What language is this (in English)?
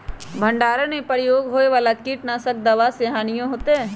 Magahi